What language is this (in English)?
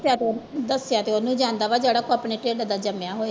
Punjabi